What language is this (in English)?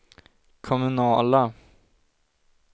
Swedish